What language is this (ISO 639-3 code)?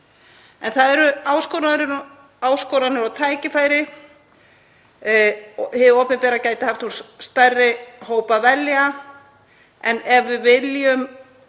isl